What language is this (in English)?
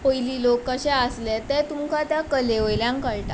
Konkani